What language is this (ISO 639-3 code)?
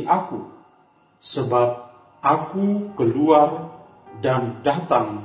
ind